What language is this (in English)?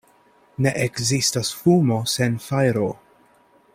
Esperanto